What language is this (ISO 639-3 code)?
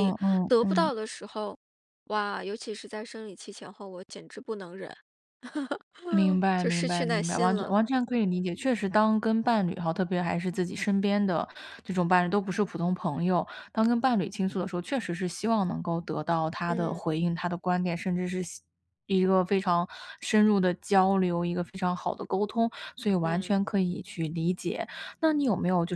zho